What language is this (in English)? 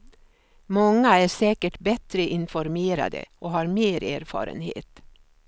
Swedish